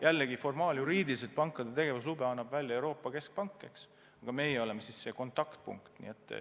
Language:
Estonian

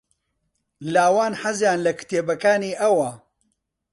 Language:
Central Kurdish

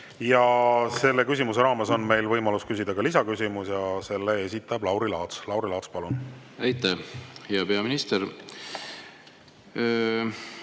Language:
Estonian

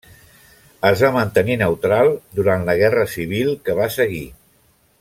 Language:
Catalan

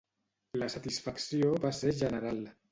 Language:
Catalan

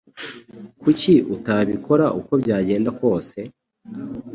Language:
Kinyarwanda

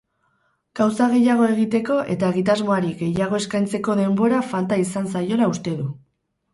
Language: Basque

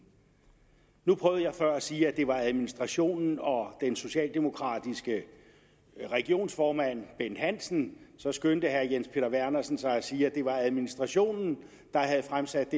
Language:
Danish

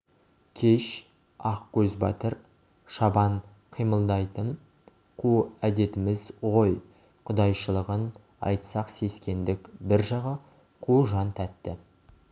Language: Kazakh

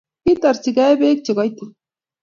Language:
Kalenjin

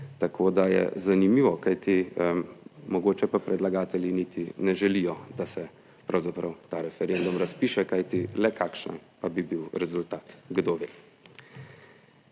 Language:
Slovenian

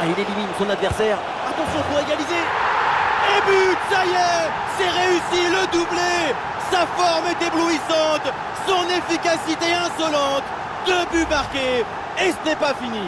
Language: French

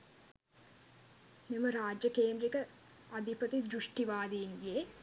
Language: Sinhala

